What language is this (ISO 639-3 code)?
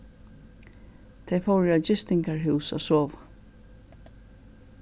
fao